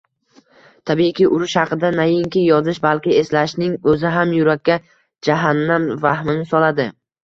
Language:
Uzbek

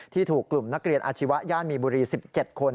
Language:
Thai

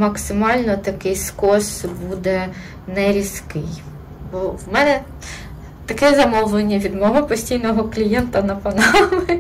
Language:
Ukrainian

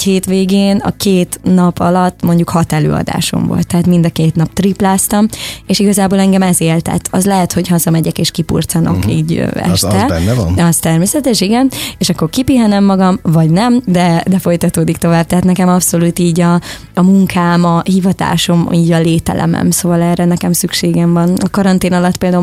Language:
Hungarian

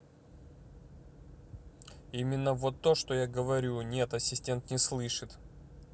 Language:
Russian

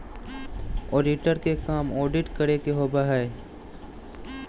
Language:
Magahi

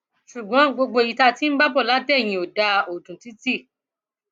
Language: Yoruba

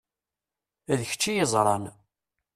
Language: Kabyle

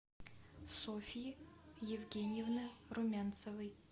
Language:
Russian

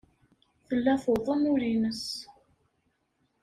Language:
Kabyle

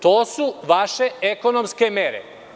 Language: Serbian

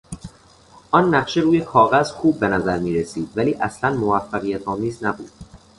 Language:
Persian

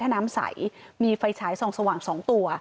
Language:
Thai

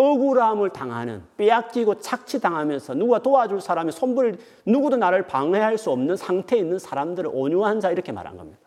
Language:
Korean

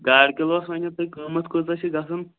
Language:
Kashmiri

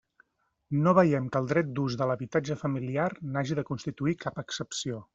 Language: Catalan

